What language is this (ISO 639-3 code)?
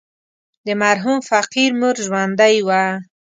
pus